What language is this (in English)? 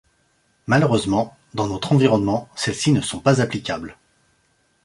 French